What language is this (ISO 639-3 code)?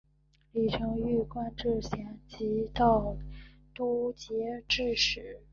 zho